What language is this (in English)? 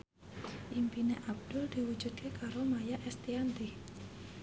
Javanese